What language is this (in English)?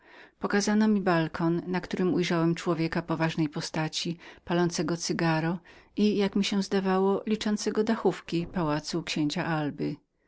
Polish